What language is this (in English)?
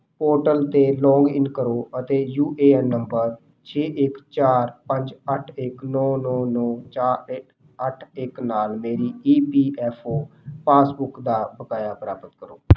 Punjabi